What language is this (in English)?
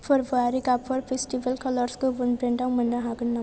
Bodo